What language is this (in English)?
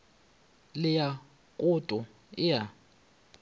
Northern Sotho